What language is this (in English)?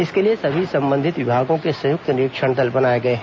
Hindi